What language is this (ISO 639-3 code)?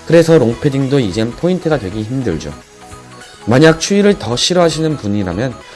kor